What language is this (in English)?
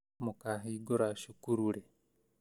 Kikuyu